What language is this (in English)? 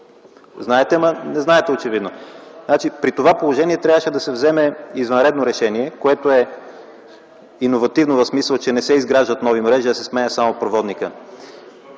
Bulgarian